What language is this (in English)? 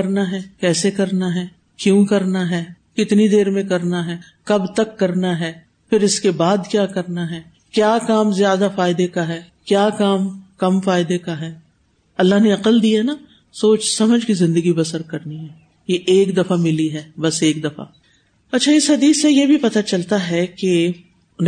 Urdu